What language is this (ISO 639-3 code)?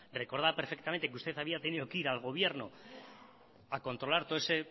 spa